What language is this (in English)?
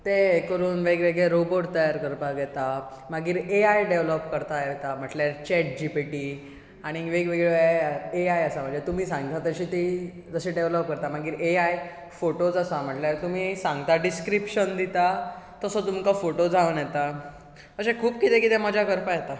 Konkani